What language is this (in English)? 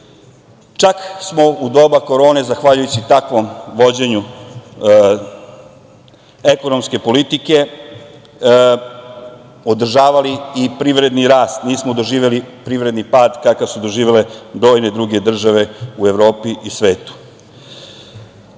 Serbian